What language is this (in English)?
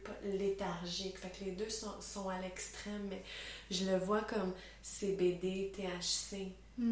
French